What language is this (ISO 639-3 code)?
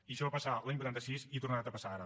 cat